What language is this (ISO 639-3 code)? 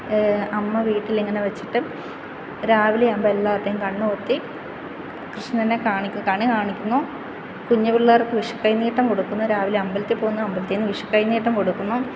mal